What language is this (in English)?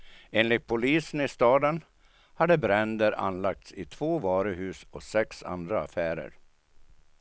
Swedish